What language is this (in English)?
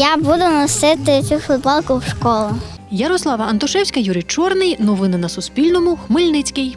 Ukrainian